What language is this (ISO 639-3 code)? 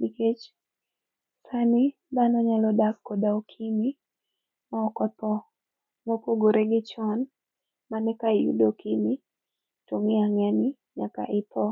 luo